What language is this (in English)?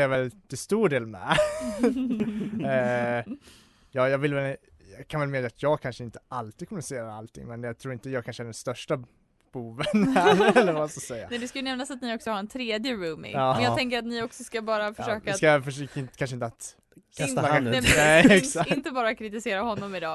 Swedish